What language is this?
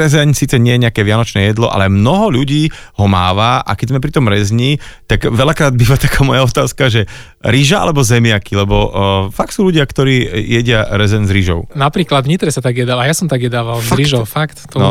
Slovak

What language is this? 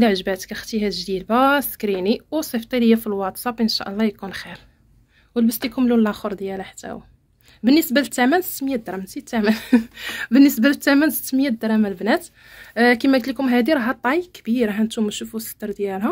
Arabic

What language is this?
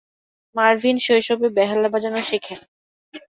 Bangla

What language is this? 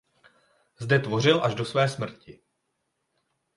Czech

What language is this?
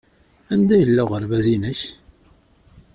Kabyle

